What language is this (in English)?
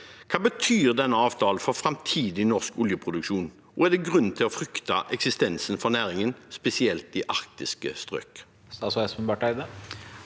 Norwegian